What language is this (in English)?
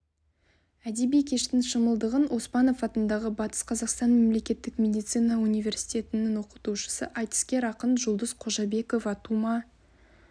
Kazakh